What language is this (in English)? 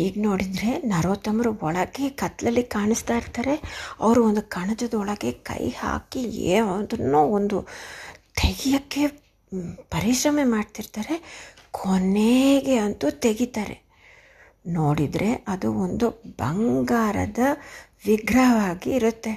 Kannada